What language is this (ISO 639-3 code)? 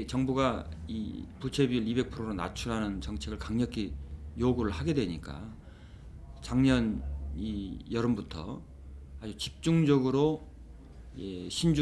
kor